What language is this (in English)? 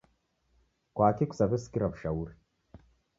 Taita